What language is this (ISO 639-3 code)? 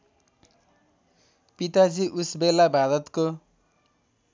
nep